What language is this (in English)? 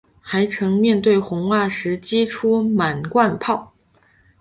Chinese